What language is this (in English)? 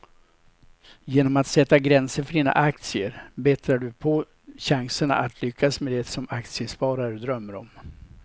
Swedish